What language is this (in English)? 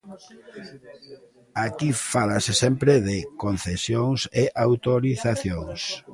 Galician